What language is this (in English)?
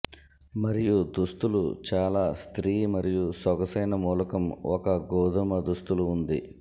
Telugu